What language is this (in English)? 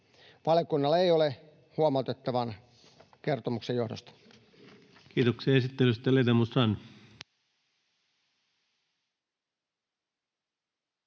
Finnish